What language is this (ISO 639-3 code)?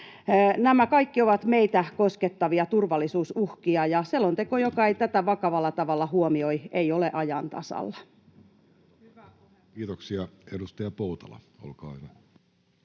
fin